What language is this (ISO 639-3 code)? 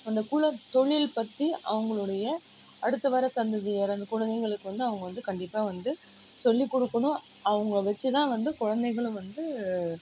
tam